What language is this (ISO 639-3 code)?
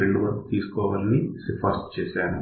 tel